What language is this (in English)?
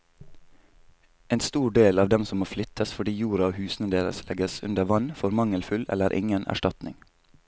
Norwegian